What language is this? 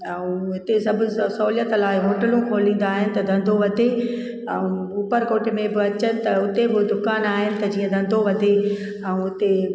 Sindhi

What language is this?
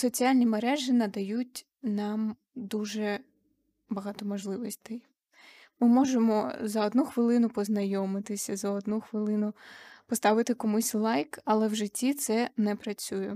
Ukrainian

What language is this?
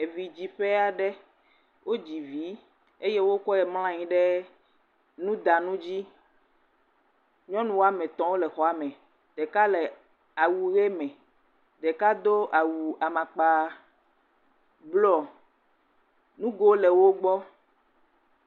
Ewe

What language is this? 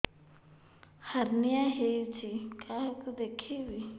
Odia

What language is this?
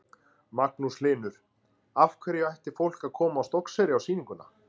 Icelandic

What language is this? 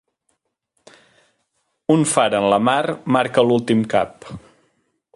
Catalan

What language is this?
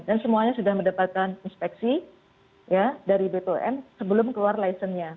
Indonesian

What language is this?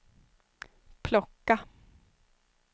Swedish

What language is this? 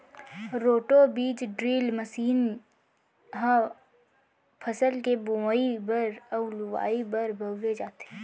Chhattisgarhi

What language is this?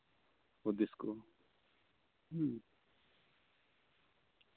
Santali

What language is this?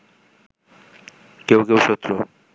Bangla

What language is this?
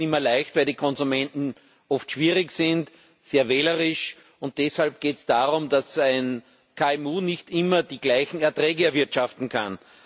German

